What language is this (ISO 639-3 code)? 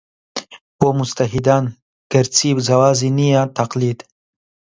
ckb